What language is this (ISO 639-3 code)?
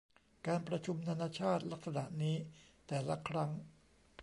tha